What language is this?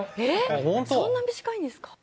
Japanese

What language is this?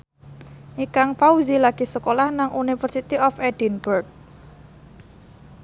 Javanese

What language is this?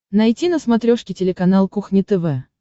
Russian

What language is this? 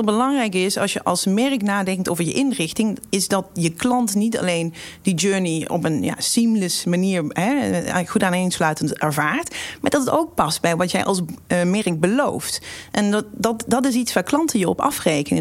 Dutch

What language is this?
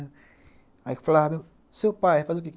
Portuguese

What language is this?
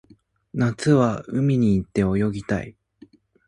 Japanese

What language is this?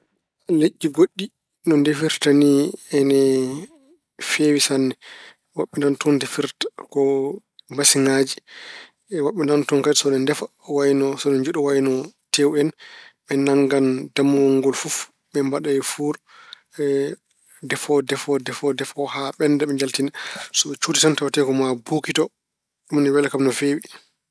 Fula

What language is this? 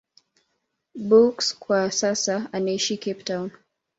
Swahili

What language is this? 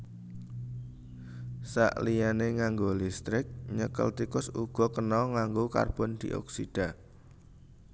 Javanese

